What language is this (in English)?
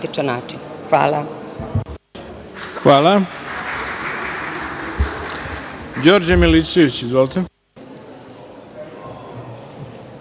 Serbian